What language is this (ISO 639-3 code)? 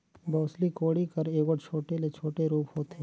hne